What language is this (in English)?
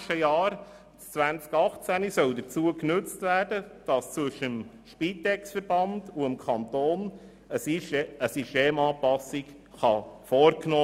Swiss German